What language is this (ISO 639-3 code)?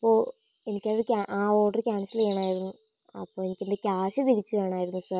mal